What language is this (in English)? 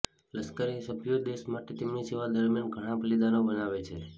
Gujarati